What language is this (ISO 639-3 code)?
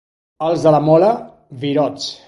cat